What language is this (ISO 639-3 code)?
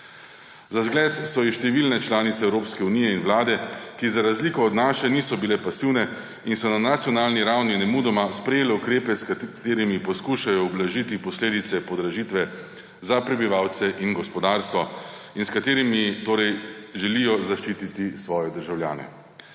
slv